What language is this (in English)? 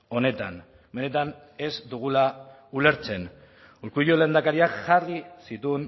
Basque